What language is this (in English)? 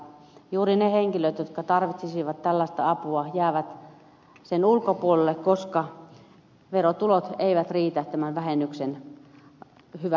Finnish